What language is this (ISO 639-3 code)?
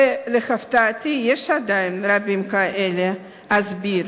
heb